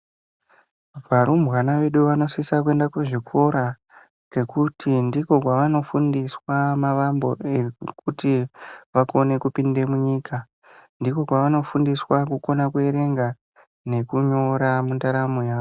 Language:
Ndau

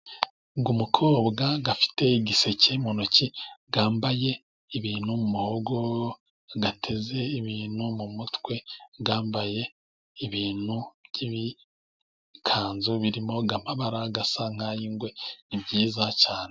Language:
Kinyarwanda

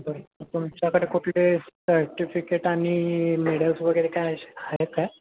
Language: Marathi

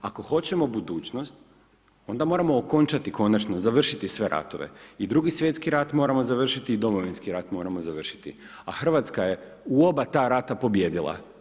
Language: Croatian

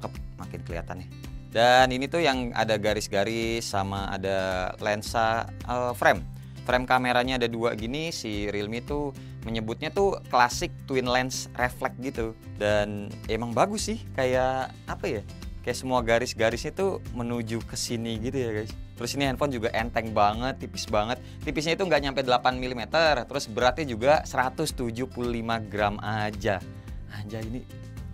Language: Indonesian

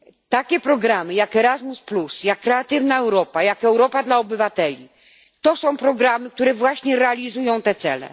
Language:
Polish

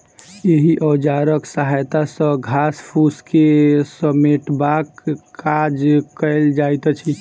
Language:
Maithili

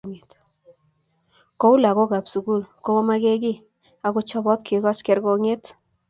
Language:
Kalenjin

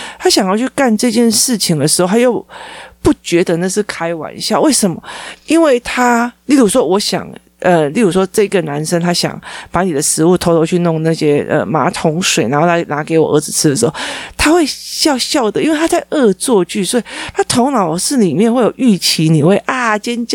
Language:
Chinese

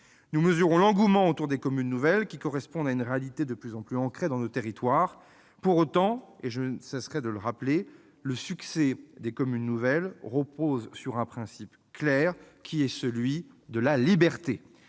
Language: French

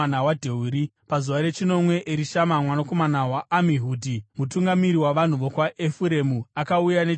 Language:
Shona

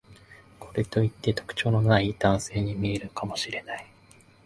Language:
Japanese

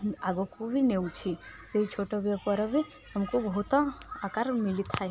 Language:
Odia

